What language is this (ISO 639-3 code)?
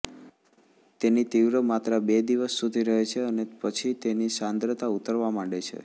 guj